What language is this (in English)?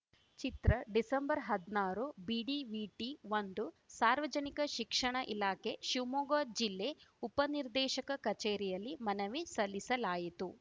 Kannada